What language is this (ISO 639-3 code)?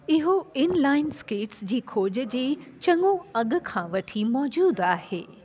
snd